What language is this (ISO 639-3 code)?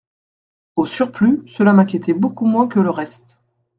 fra